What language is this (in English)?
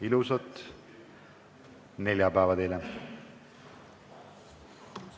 Estonian